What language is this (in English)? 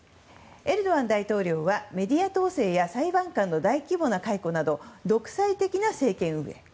Japanese